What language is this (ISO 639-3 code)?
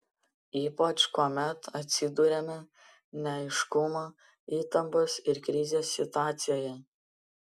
lit